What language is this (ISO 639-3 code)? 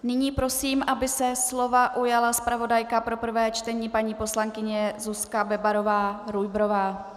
ces